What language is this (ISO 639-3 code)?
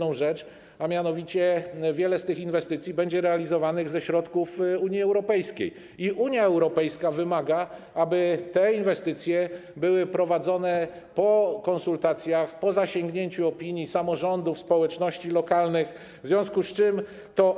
pol